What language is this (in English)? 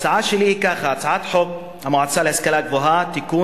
Hebrew